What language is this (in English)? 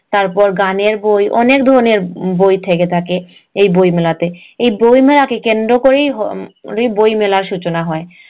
Bangla